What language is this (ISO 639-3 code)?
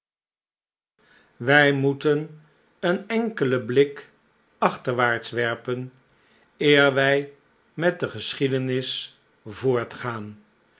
nld